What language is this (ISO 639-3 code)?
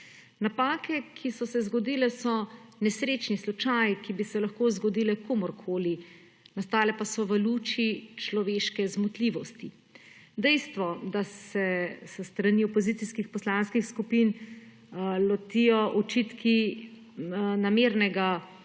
slv